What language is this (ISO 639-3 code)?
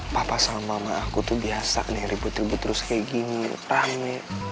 ind